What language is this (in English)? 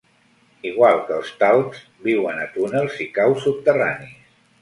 Catalan